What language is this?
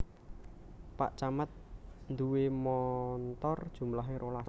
Javanese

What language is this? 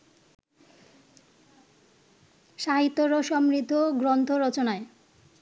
Bangla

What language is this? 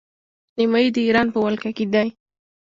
Pashto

